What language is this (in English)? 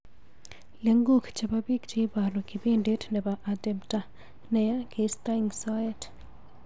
Kalenjin